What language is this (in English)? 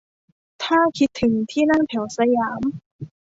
Thai